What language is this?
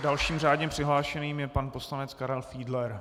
Czech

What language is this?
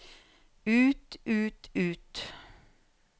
Norwegian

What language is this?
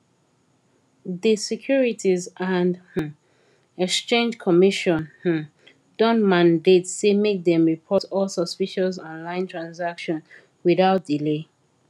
Nigerian Pidgin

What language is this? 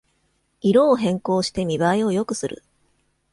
Japanese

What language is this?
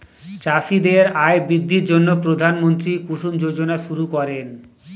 Bangla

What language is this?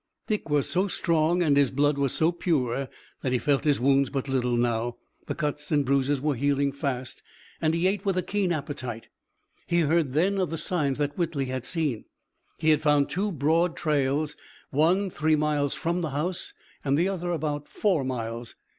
English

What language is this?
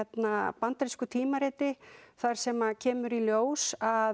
Icelandic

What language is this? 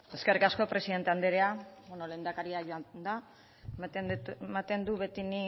Basque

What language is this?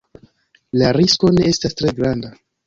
Esperanto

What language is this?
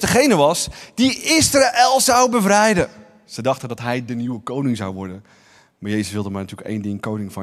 Dutch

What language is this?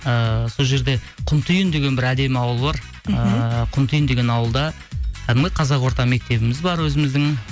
Kazakh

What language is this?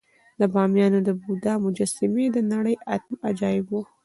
Pashto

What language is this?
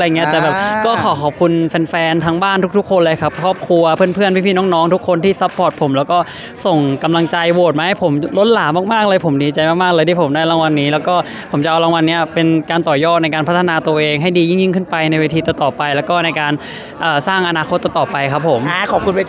Thai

